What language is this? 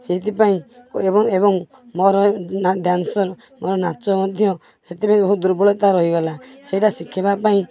Odia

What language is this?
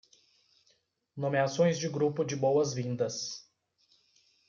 Portuguese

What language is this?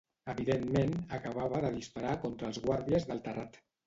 Catalan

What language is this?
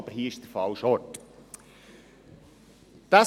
Swiss German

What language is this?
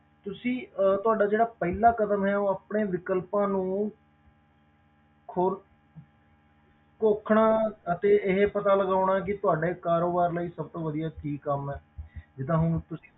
Punjabi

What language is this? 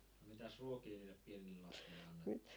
Finnish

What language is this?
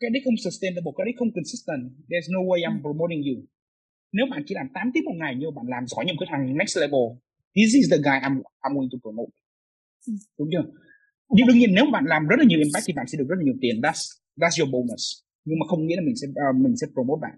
Vietnamese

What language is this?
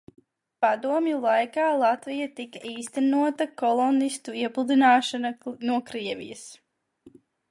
Latvian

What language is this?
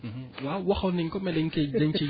Wolof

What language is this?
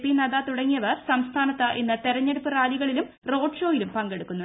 Malayalam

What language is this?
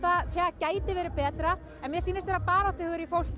Icelandic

